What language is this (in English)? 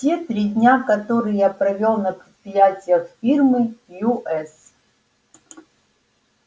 Russian